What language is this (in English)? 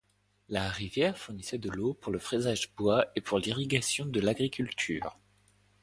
French